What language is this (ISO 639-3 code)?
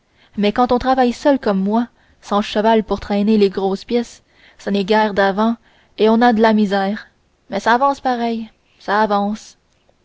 fra